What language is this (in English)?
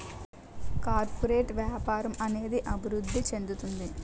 Telugu